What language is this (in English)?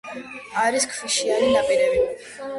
Georgian